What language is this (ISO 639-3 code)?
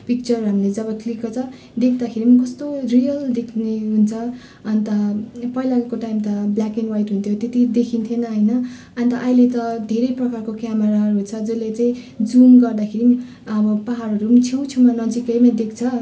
nep